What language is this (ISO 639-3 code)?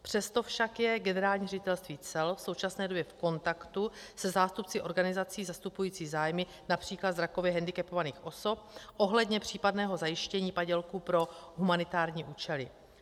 ces